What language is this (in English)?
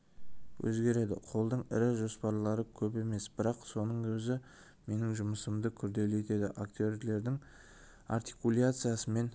Kazakh